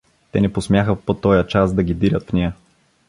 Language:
Bulgarian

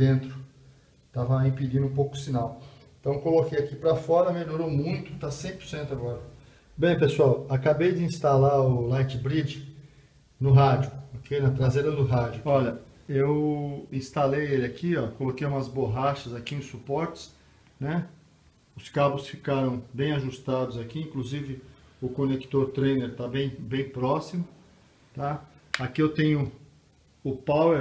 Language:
Portuguese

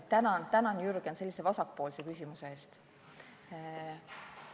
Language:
Estonian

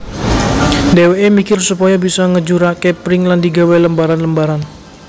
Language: Javanese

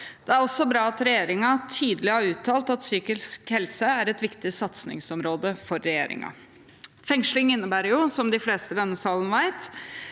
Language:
Norwegian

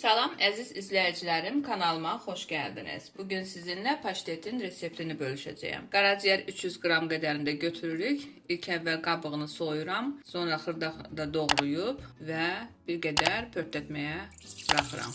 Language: Turkish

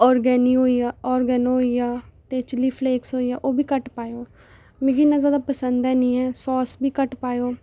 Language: Dogri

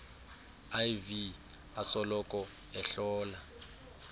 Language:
Xhosa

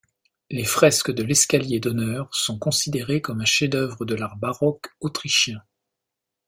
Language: French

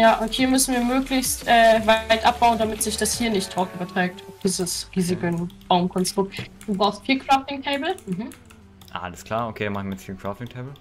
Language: German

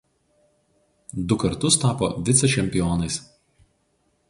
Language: Lithuanian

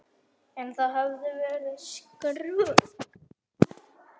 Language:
Icelandic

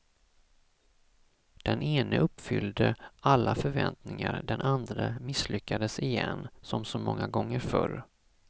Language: Swedish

